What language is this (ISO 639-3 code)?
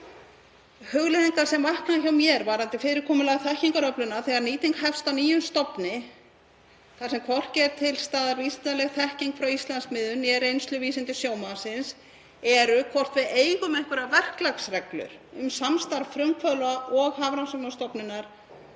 isl